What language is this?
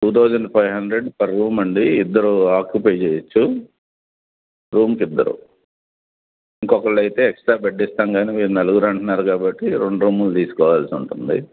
Telugu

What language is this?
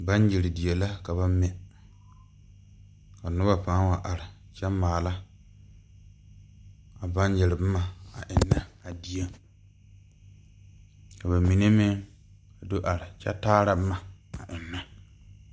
Southern Dagaare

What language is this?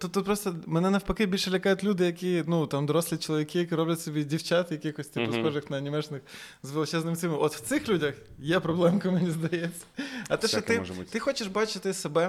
Ukrainian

